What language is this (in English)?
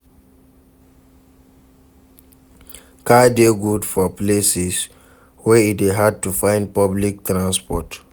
Nigerian Pidgin